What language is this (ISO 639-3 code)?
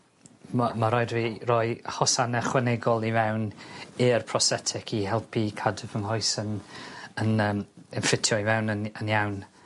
cym